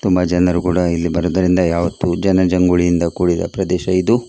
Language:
Kannada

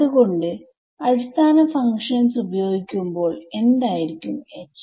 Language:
Malayalam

